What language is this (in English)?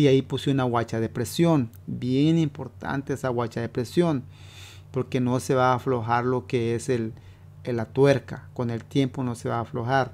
Spanish